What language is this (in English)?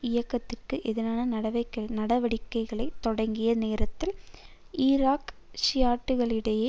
Tamil